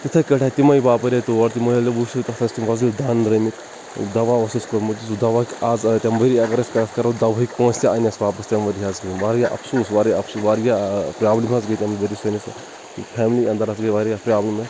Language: Kashmiri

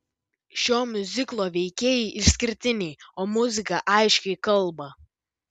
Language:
Lithuanian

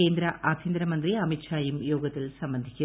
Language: Malayalam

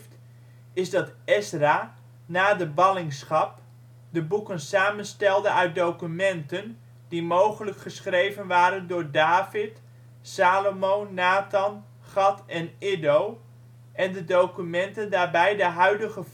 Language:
Dutch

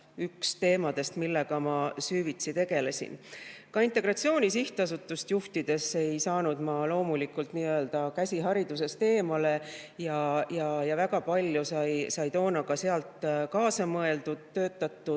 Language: Estonian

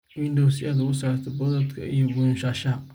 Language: Somali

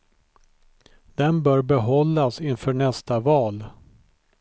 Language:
Swedish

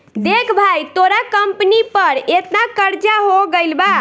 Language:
Bhojpuri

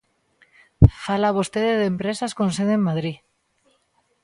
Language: Galician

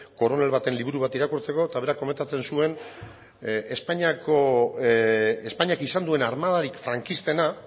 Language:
Basque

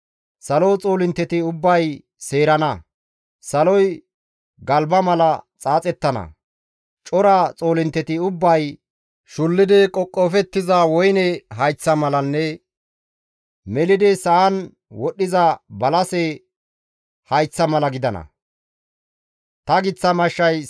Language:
Gamo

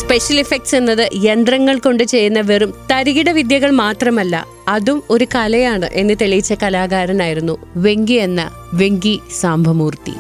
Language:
Malayalam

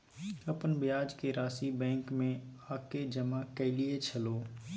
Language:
Maithili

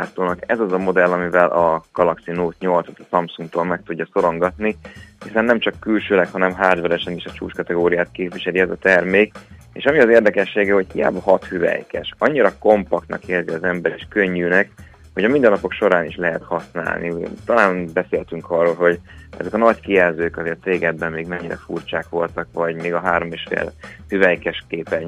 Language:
Hungarian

